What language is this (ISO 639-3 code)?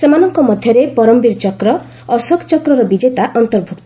ori